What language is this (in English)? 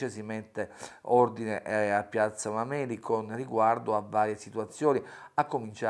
Italian